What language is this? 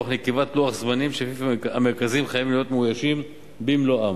Hebrew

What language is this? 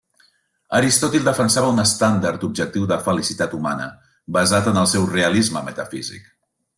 Catalan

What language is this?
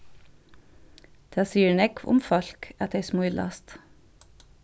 Faroese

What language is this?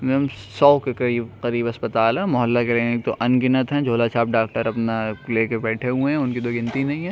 Urdu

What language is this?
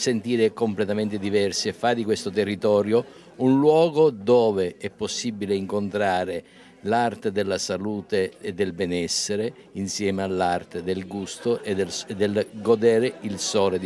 Italian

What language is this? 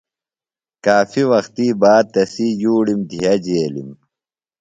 Phalura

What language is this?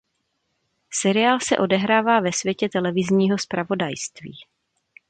Czech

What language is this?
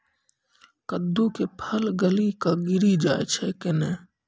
Maithili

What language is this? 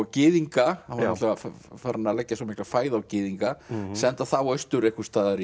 Icelandic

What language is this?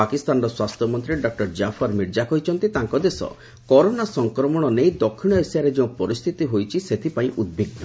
Odia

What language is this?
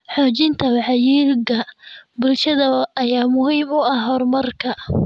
Somali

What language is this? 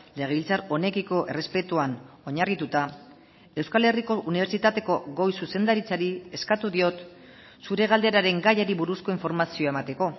Basque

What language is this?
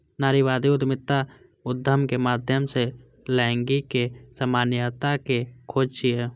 Maithili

